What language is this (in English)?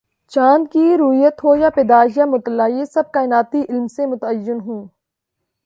Urdu